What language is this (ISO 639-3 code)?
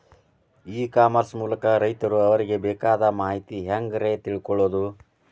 kan